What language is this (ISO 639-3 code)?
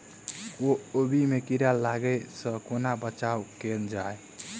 mai